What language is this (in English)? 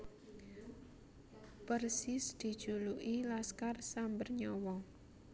Javanese